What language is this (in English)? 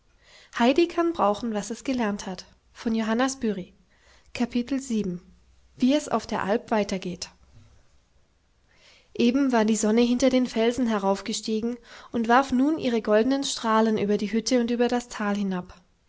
German